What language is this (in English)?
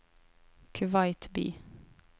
Norwegian